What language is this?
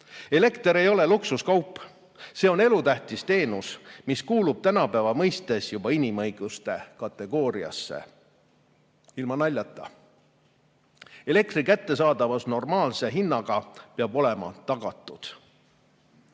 Estonian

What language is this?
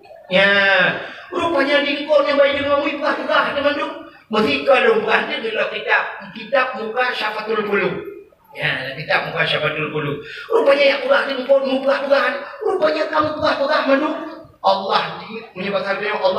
Malay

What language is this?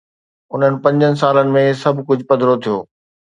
Sindhi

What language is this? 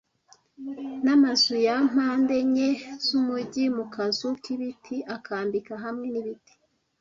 Kinyarwanda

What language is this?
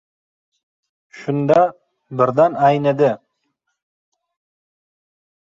Uzbek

